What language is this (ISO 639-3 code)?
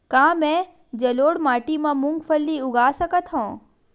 hne